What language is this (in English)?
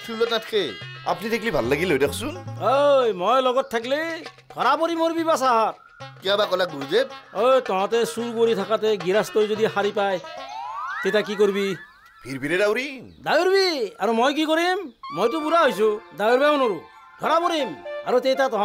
Bangla